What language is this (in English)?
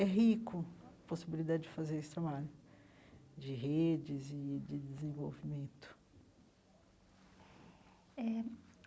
Portuguese